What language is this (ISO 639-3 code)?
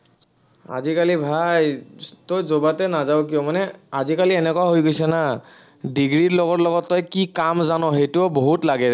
asm